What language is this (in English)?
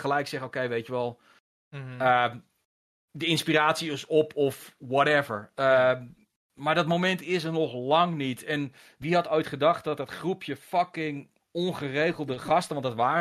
Dutch